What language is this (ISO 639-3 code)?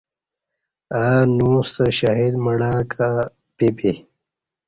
bsh